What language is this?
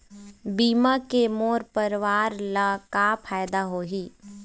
Chhattisgarhi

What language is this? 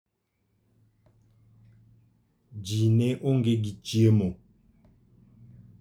Luo (Kenya and Tanzania)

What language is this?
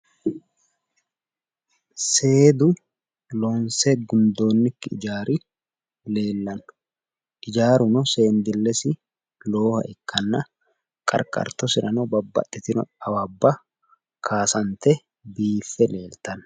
Sidamo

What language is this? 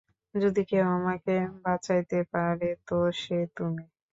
Bangla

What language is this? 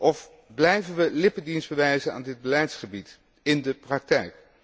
Dutch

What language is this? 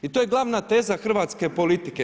Croatian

